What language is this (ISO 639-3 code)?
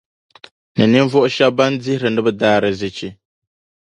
dag